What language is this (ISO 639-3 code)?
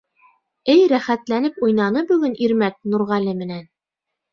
bak